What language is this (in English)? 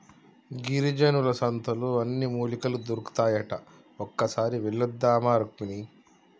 Telugu